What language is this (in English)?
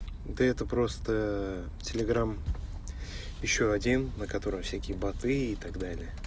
Russian